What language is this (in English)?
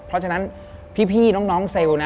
Thai